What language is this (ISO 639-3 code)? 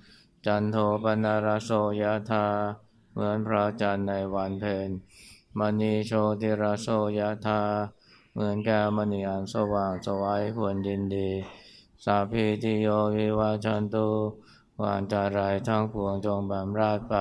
tha